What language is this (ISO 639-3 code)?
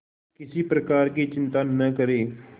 hin